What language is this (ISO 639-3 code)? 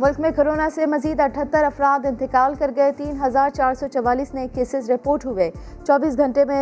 urd